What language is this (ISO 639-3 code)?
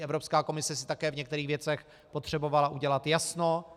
ces